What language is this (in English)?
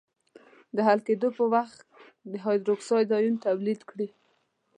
Pashto